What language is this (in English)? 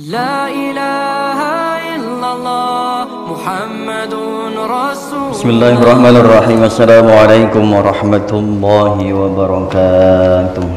Indonesian